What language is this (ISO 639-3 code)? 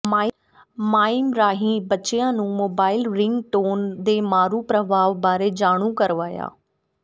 pan